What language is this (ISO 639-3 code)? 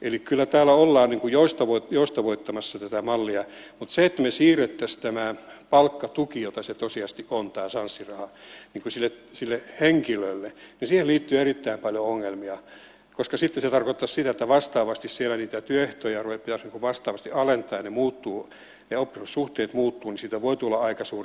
fin